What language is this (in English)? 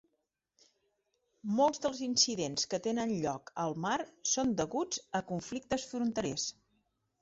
Catalan